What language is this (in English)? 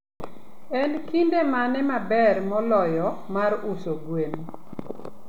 Luo (Kenya and Tanzania)